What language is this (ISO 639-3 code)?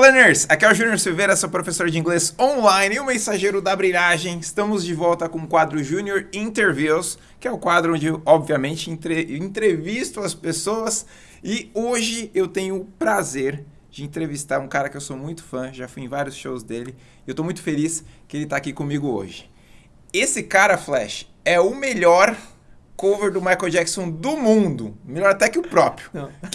por